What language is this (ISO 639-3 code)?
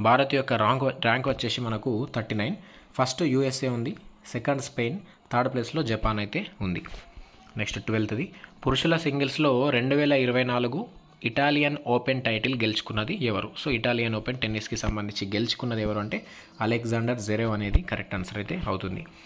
tel